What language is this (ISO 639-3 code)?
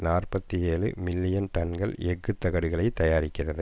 tam